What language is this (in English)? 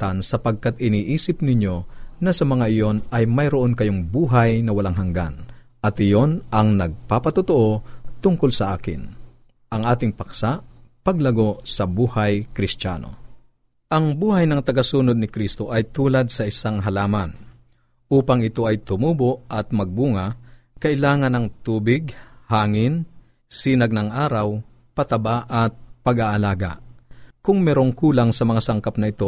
Filipino